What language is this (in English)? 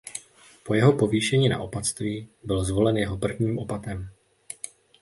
Czech